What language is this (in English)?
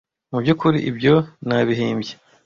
Kinyarwanda